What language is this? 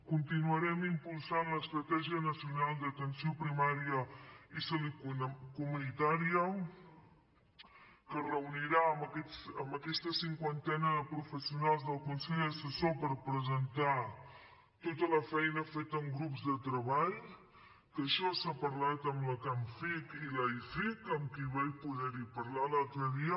Catalan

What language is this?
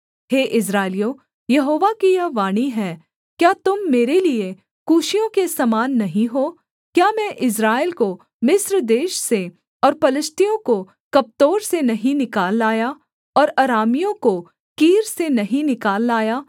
Hindi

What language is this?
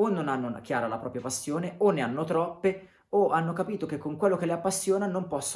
Italian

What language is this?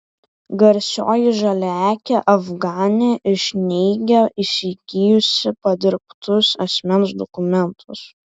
Lithuanian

